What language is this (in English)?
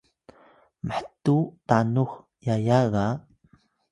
Atayal